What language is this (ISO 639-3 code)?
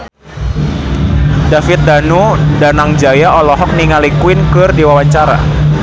sun